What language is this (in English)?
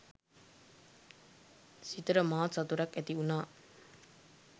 Sinhala